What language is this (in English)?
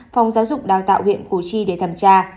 Vietnamese